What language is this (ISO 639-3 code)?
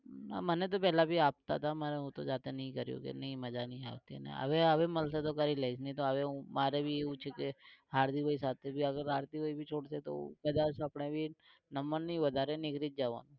guj